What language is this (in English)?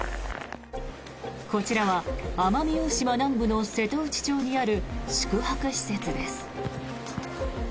Japanese